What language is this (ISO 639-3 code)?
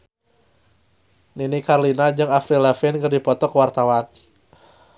sun